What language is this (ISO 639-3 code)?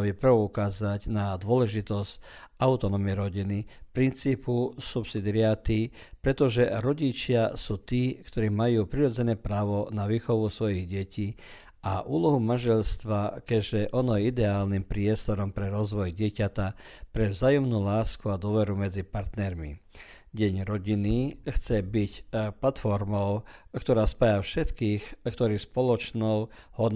hrv